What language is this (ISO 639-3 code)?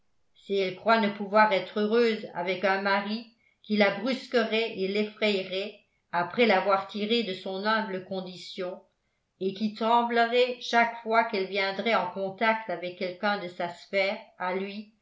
fra